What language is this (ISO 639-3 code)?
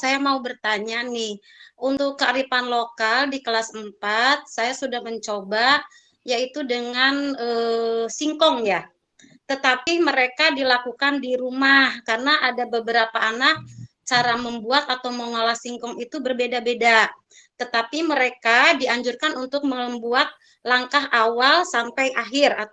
ind